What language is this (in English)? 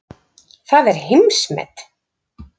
Icelandic